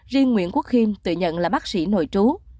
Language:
Vietnamese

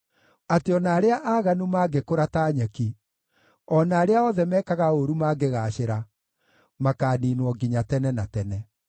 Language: Kikuyu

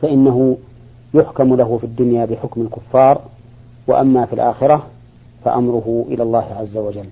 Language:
Arabic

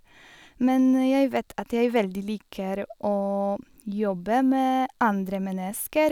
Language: Norwegian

